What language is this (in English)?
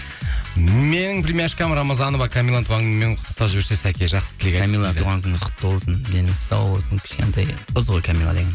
Kazakh